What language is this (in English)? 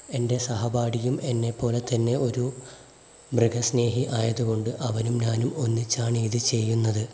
Malayalam